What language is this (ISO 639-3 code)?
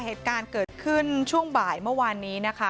tha